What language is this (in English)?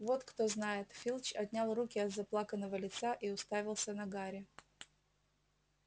Russian